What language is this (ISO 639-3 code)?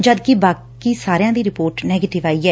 pan